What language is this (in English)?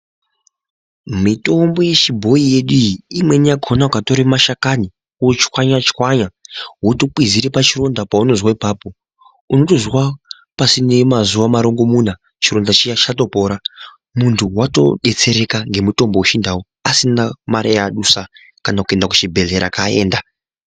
Ndau